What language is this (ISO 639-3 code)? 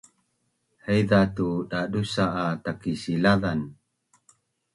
bnn